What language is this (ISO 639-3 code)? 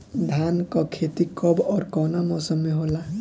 bho